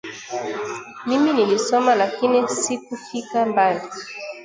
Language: Swahili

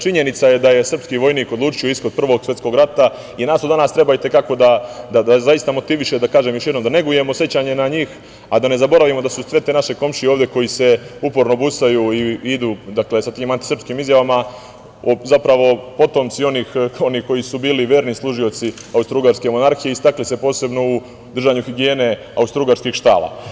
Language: Serbian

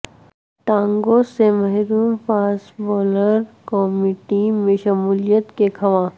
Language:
Urdu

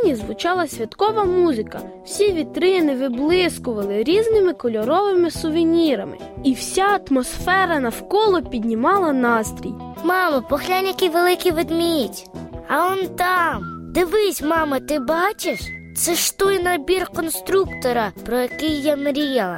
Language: Ukrainian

